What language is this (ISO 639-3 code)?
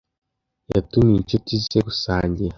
kin